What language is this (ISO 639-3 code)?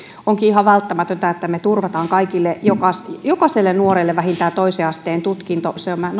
fin